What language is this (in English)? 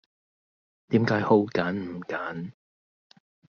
Cantonese